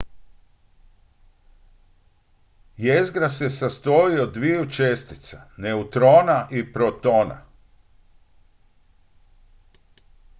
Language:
Croatian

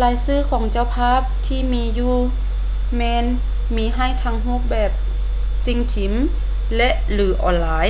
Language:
Lao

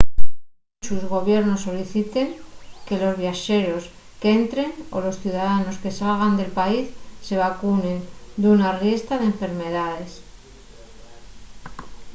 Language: Asturian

